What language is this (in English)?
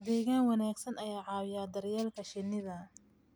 Somali